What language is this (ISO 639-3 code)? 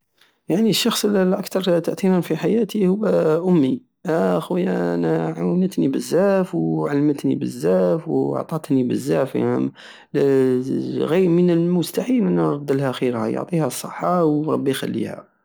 aao